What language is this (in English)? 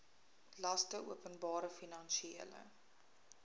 Afrikaans